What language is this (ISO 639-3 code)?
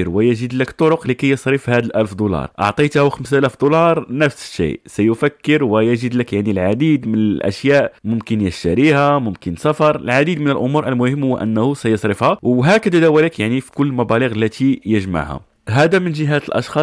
ara